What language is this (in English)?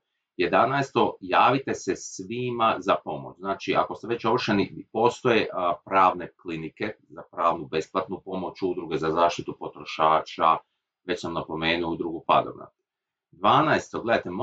Croatian